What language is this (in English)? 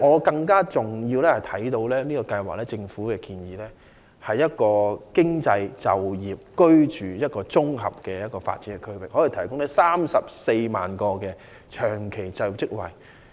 Cantonese